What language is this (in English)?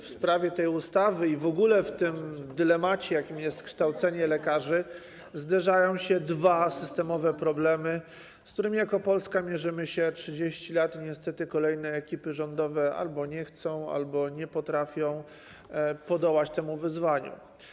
Polish